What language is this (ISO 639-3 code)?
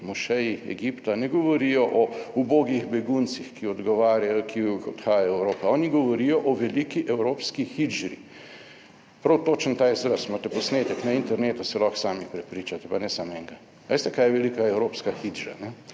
slv